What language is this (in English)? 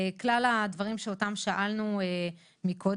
Hebrew